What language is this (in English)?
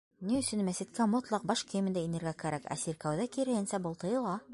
Bashkir